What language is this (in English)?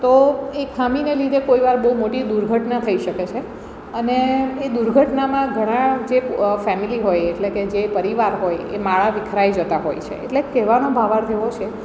Gujarati